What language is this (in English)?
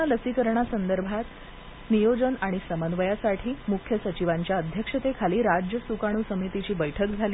Marathi